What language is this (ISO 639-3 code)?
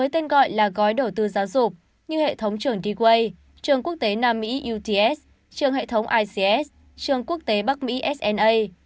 vie